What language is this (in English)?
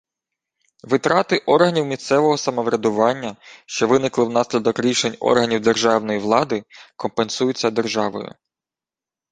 Ukrainian